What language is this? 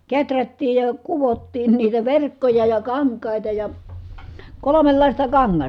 Finnish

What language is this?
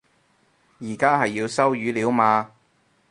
Cantonese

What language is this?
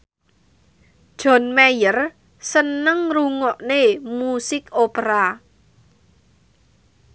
Javanese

